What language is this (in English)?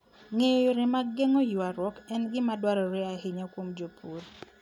Luo (Kenya and Tanzania)